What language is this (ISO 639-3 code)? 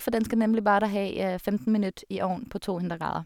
nor